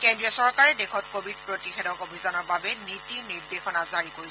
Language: Assamese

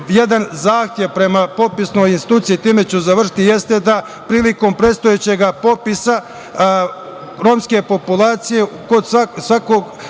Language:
Serbian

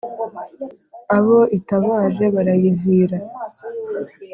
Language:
Kinyarwanda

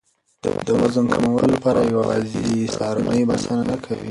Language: Pashto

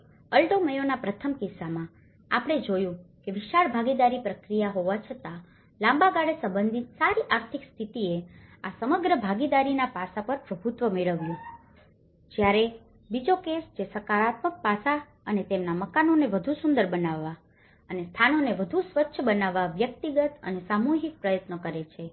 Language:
Gujarati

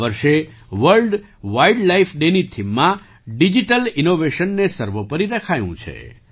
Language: Gujarati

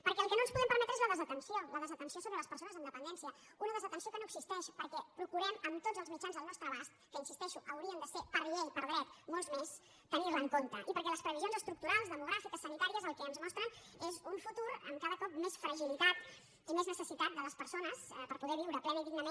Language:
Catalan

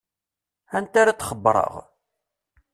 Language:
Kabyle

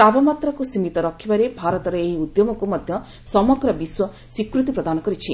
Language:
Odia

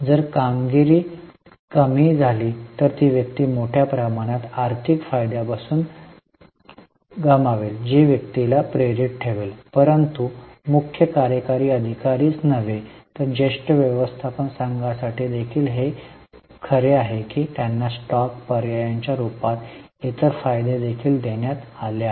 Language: Marathi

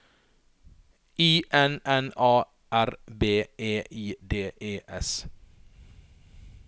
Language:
Norwegian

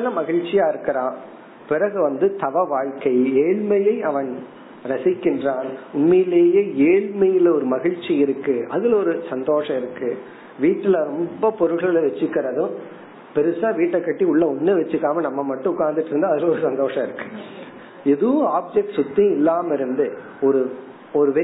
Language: Tamil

